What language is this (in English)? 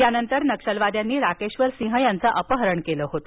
Marathi